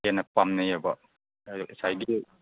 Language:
Manipuri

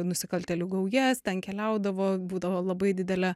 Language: Lithuanian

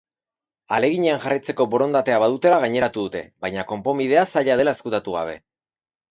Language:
Basque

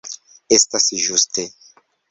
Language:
Esperanto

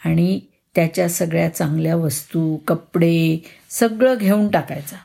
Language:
Marathi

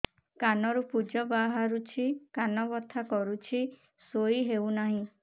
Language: Odia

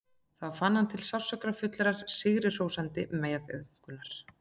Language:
Icelandic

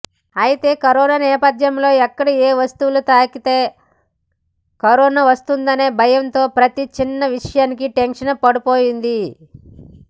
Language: Telugu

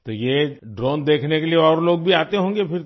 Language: Hindi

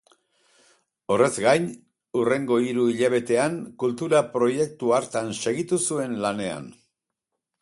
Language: Basque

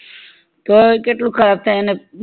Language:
Gujarati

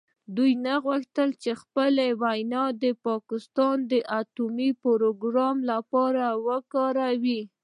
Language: Pashto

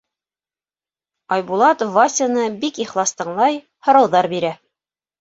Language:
Bashkir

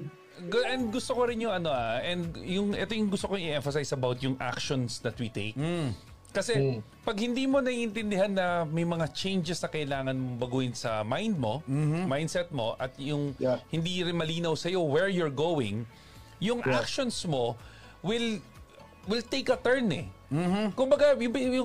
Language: Filipino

